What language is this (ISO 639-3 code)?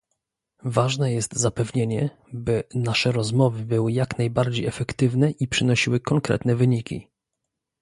pol